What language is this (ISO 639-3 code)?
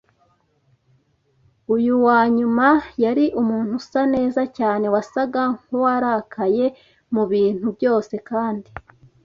kin